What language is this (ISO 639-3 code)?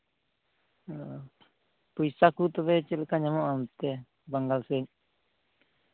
sat